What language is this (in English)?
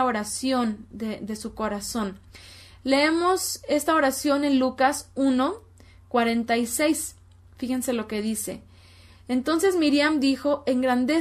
Spanish